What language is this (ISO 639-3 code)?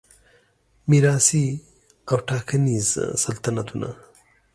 pus